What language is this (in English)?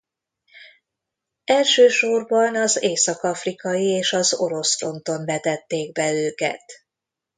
Hungarian